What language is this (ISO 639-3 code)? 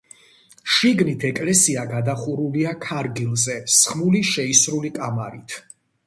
kat